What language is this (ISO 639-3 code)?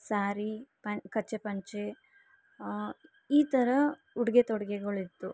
kan